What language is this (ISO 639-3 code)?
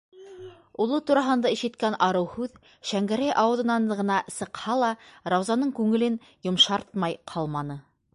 bak